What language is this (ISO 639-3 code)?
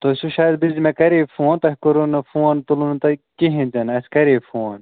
kas